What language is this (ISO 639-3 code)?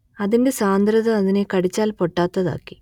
mal